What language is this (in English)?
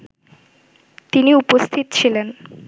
Bangla